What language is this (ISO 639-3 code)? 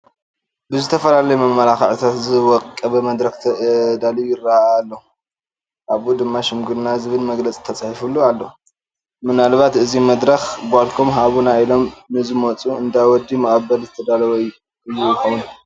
tir